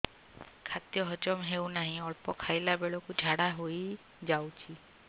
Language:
Odia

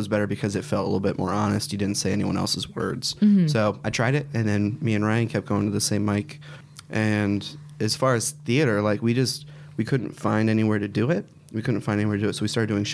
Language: English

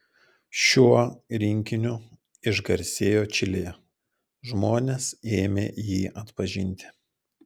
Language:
Lithuanian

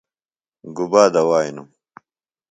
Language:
Phalura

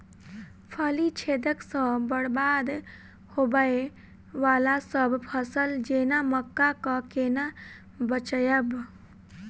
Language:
Maithili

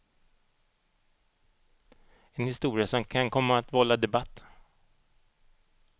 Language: Swedish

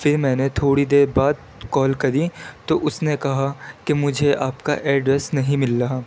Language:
Urdu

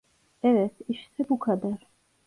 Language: Turkish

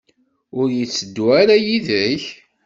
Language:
Kabyle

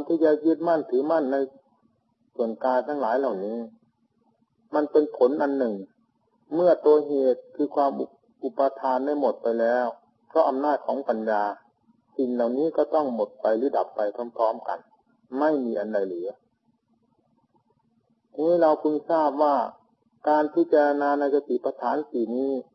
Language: Thai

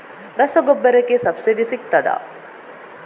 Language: Kannada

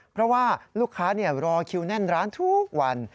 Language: Thai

